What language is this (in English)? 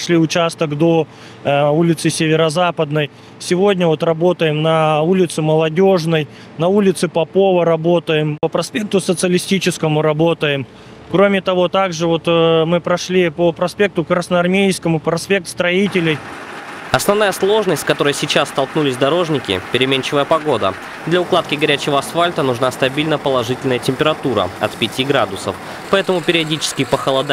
Russian